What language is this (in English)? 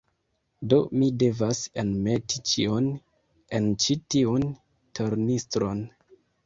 Esperanto